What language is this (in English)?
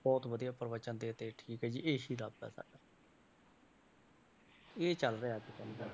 Punjabi